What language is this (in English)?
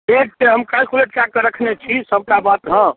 Maithili